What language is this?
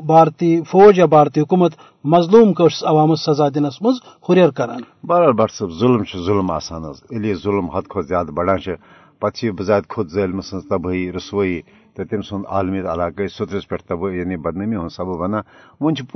Urdu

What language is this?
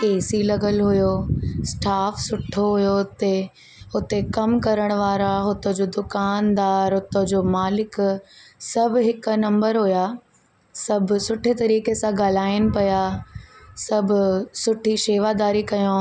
Sindhi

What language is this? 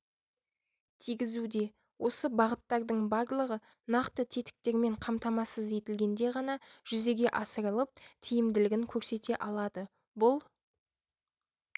Kazakh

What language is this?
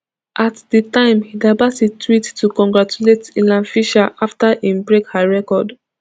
Nigerian Pidgin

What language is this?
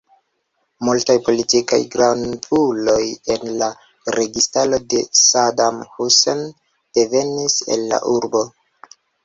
Esperanto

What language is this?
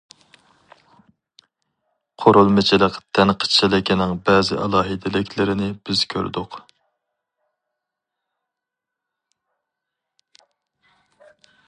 Uyghur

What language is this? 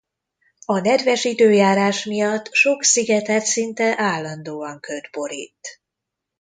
Hungarian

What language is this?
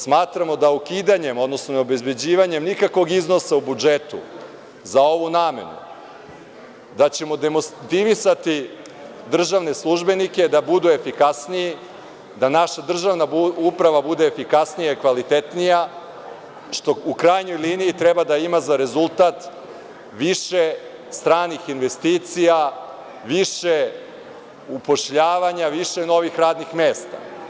Serbian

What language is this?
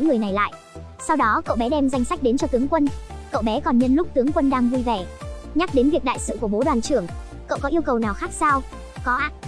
Vietnamese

